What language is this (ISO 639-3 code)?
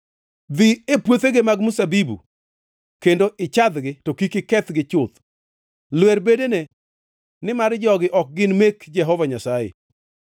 luo